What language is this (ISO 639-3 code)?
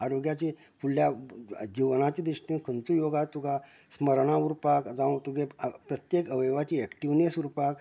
kok